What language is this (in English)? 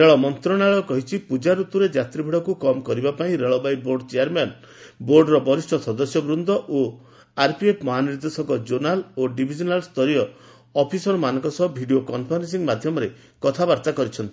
Odia